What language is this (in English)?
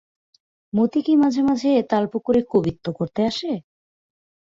Bangla